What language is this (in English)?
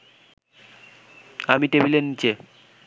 Bangla